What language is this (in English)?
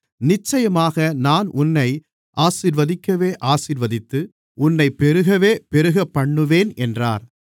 Tamil